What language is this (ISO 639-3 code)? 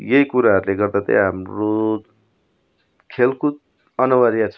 nep